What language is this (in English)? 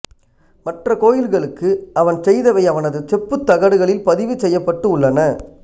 Tamil